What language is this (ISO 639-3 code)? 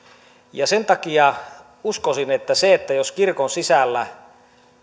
fin